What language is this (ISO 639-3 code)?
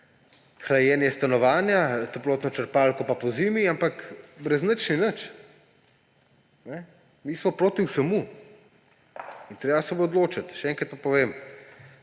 slv